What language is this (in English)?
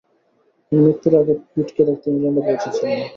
Bangla